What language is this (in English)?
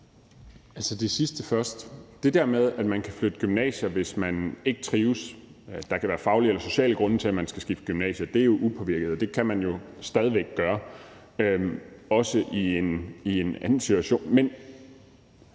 Danish